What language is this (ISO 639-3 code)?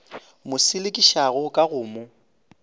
nso